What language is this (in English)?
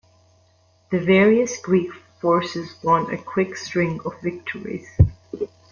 English